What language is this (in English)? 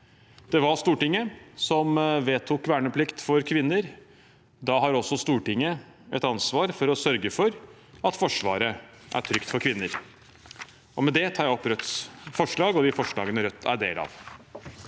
Norwegian